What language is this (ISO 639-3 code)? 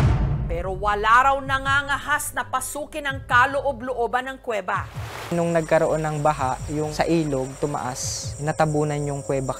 fil